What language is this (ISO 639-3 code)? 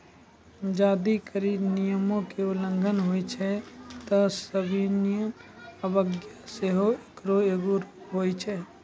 mai